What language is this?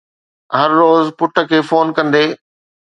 Sindhi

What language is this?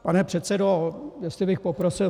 Czech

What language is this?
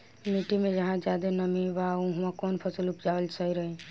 Bhojpuri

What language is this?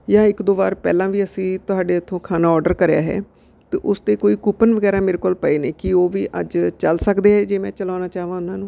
Punjabi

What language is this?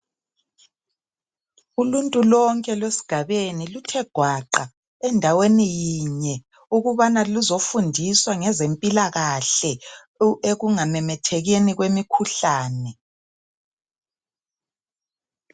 North Ndebele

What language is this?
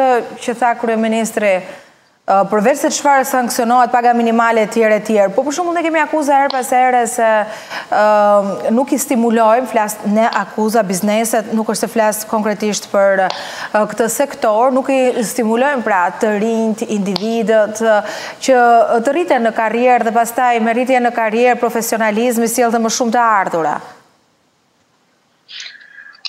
Romanian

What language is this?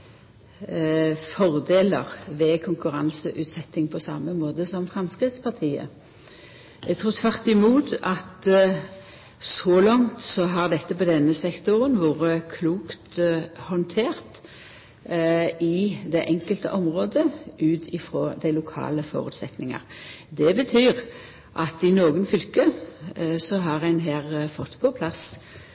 Norwegian Nynorsk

